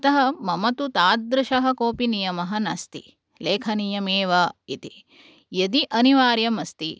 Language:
Sanskrit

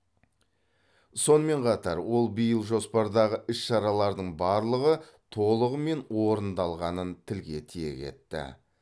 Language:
Kazakh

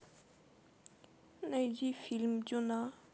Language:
Russian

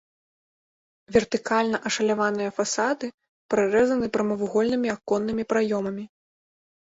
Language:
Belarusian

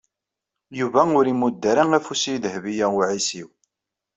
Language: Kabyle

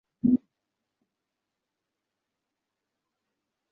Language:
Bangla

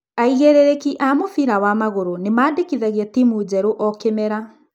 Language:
Kikuyu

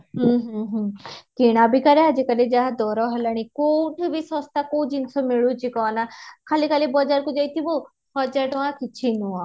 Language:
Odia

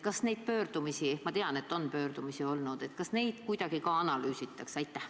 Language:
Estonian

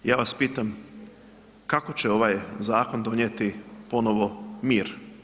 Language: Croatian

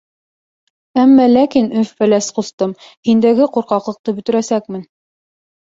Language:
Bashkir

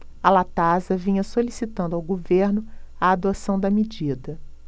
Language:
Portuguese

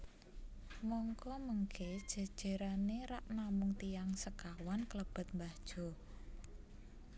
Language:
Javanese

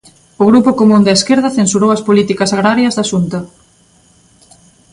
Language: Galician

